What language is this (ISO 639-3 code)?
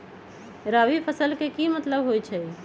mag